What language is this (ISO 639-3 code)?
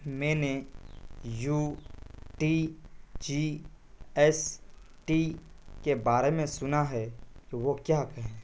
urd